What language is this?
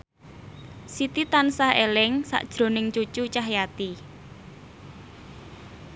Javanese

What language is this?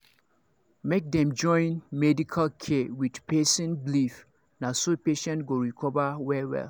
Nigerian Pidgin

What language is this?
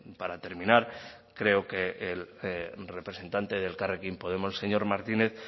Spanish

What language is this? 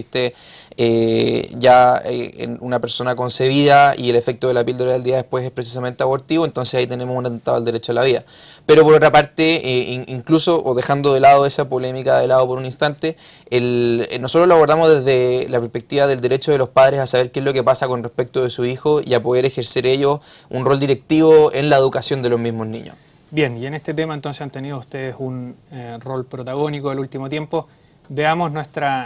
Spanish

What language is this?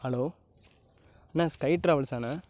Tamil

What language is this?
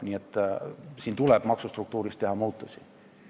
Estonian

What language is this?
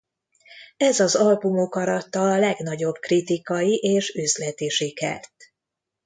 Hungarian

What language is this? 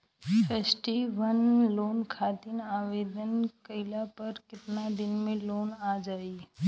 Bhojpuri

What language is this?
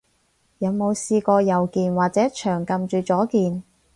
Cantonese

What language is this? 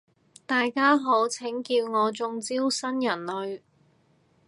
Cantonese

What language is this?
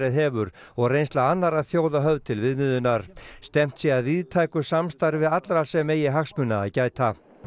Icelandic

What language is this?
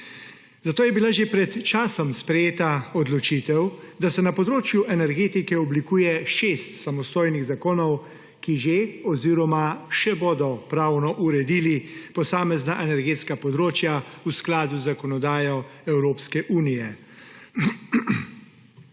Slovenian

